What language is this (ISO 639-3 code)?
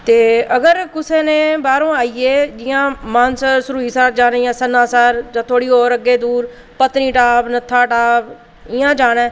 doi